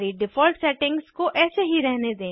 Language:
Hindi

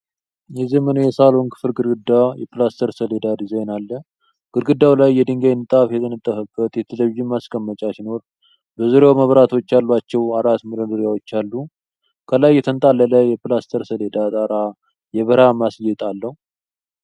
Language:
Amharic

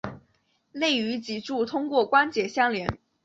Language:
Chinese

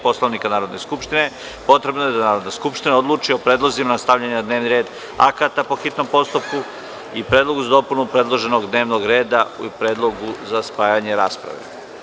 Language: Serbian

